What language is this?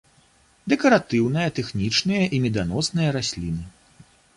Belarusian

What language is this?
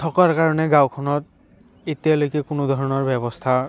Assamese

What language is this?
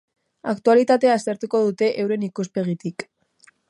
Basque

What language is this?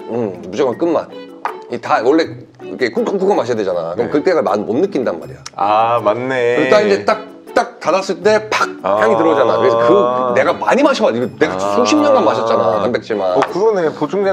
Korean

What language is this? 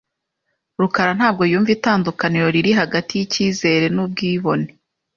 Kinyarwanda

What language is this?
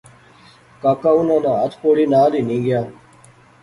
Pahari-Potwari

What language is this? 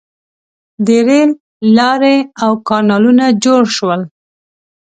Pashto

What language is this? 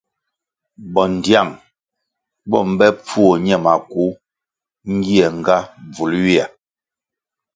Kwasio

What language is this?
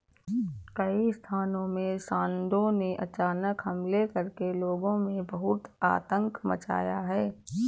Hindi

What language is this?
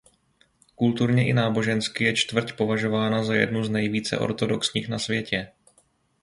Czech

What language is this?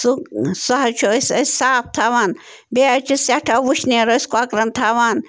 Kashmiri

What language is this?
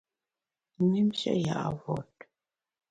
Bamun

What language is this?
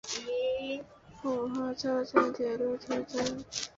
Chinese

